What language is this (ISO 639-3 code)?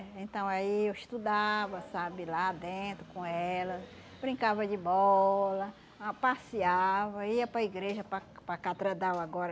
por